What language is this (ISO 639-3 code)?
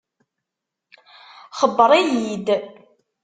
kab